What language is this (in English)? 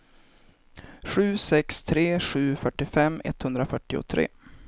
Swedish